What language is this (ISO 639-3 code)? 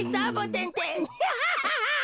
jpn